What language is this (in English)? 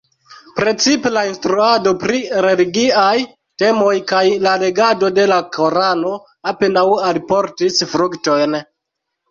Esperanto